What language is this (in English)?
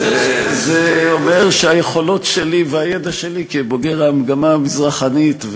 Hebrew